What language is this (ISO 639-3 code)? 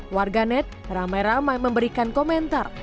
ind